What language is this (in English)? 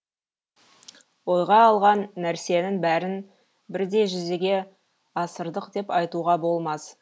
Kazakh